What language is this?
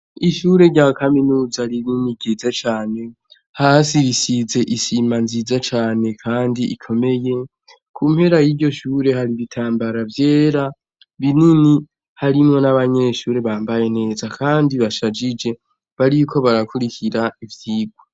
Rundi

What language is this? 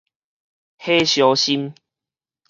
Min Nan Chinese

